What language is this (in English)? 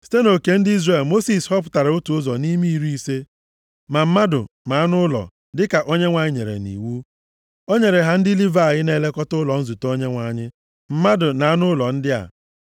Igbo